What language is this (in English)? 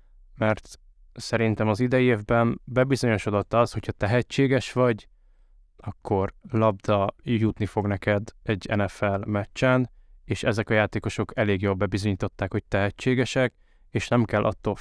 Hungarian